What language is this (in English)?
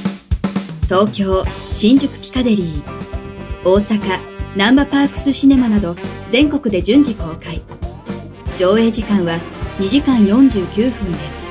Japanese